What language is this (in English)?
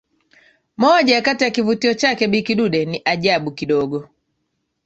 Swahili